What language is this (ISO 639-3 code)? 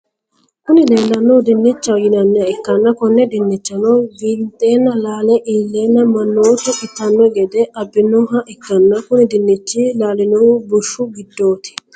sid